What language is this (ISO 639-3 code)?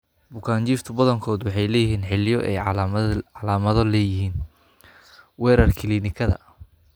som